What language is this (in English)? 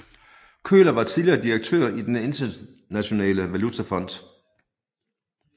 Danish